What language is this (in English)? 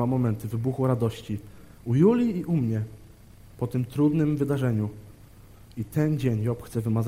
Polish